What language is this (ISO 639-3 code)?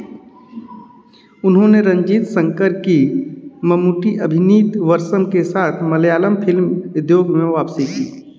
hin